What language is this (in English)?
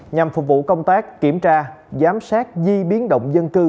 Vietnamese